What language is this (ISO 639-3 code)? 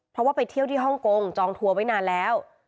tha